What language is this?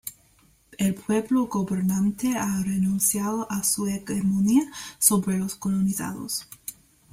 Spanish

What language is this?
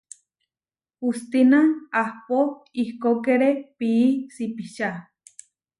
Huarijio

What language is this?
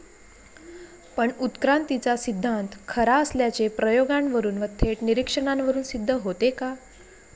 Marathi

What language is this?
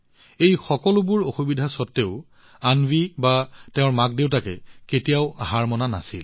Assamese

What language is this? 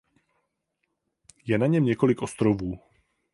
Czech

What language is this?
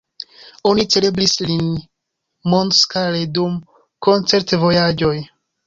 Esperanto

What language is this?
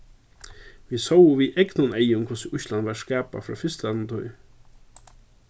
Faroese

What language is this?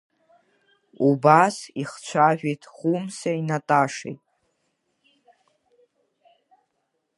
Abkhazian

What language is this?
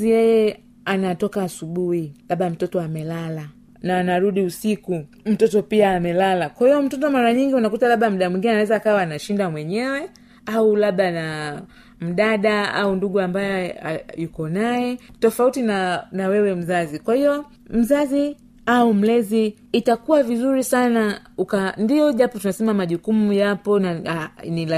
Swahili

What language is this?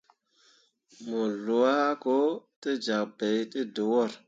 Mundang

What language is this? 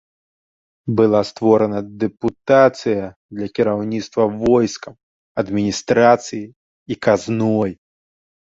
Belarusian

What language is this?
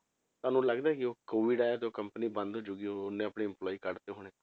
Punjabi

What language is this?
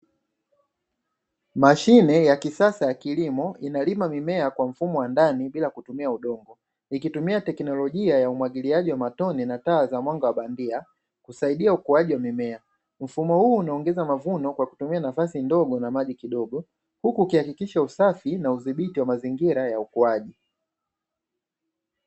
Swahili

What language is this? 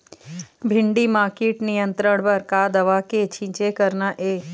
Chhattisgarhi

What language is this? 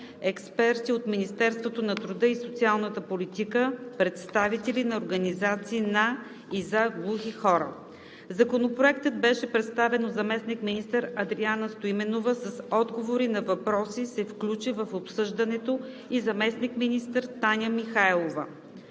Bulgarian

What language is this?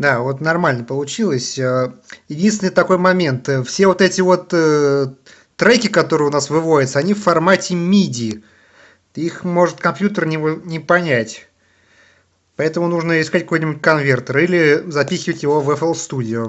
Russian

